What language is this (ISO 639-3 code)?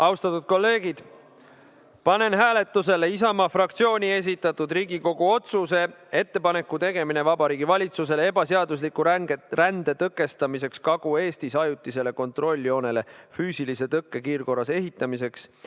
est